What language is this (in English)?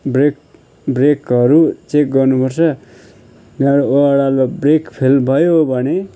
Nepali